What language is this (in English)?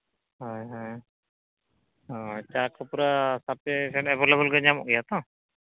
Santali